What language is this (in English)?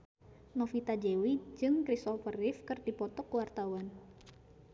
Sundanese